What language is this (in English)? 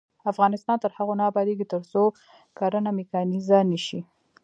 Pashto